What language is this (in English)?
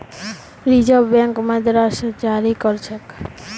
Magahi